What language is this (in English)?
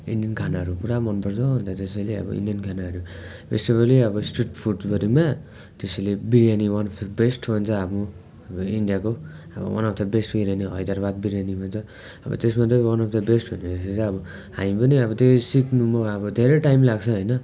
Nepali